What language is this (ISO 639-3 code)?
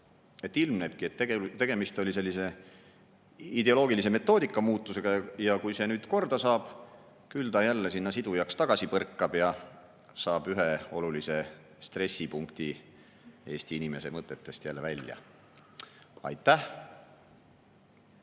est